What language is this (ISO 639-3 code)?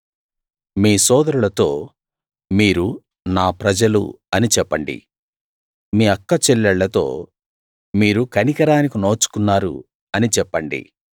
tel